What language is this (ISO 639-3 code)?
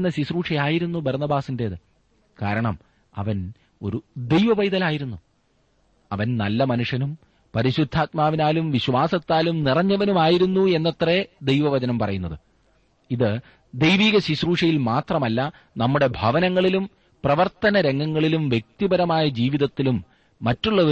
mal